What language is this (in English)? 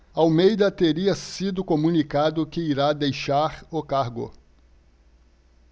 Portuguese